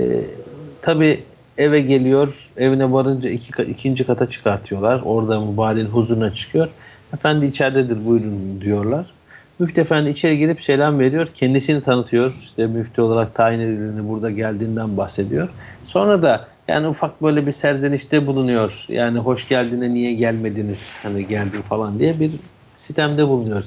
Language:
Turkish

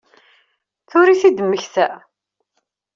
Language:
Kabyle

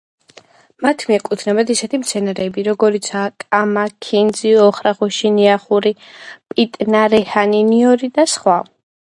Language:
Georgian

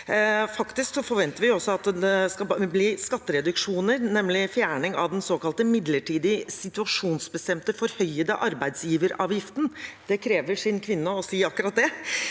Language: Norwegian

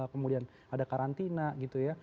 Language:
Indonesian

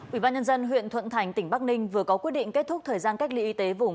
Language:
Vietnamese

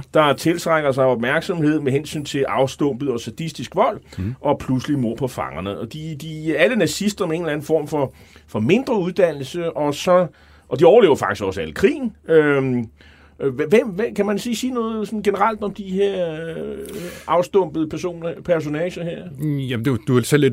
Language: Danish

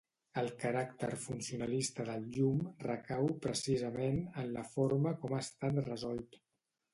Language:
Catalan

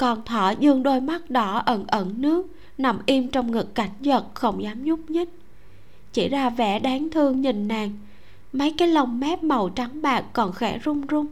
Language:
Vietnamese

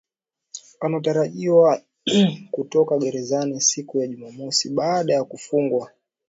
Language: Swahili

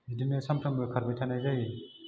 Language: Bodo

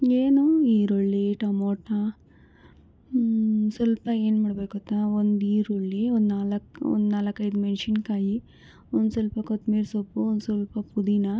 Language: Kannada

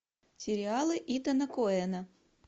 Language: Russian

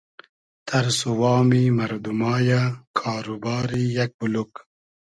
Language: Hazaragi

